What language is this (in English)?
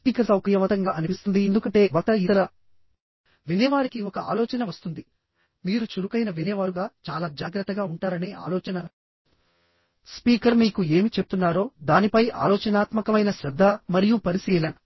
Telugu